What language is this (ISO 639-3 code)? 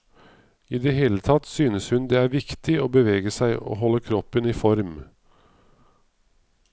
nor